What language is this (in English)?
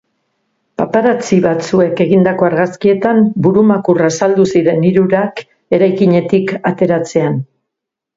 Basque